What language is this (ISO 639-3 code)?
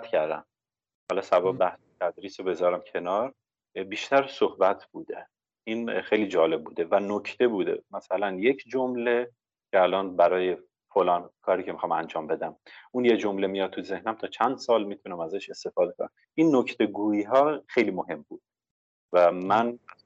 fas